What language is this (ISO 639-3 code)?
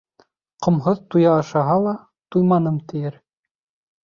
bak